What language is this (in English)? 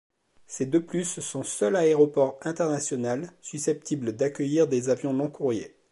French